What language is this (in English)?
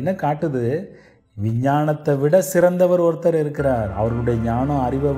Tamil